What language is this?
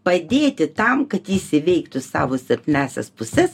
Lithuanian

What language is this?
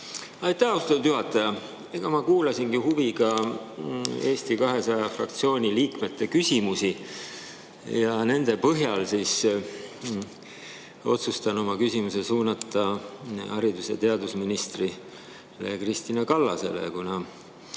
Estonian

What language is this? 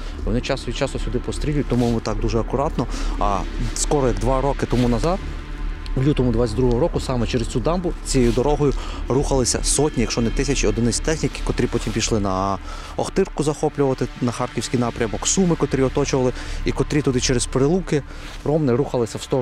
Ukrainian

